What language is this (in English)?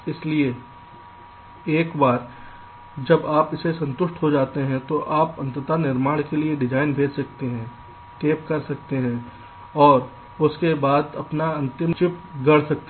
Hindi